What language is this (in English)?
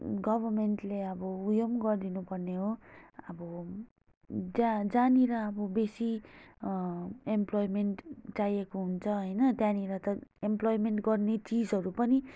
Nepali